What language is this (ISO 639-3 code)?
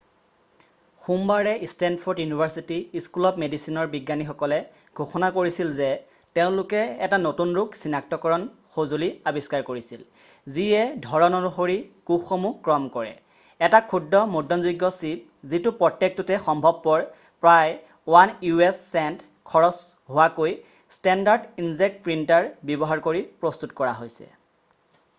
asm